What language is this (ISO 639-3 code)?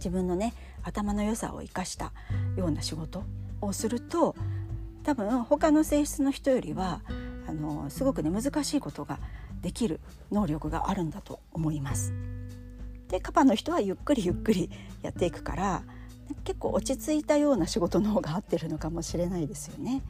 jpn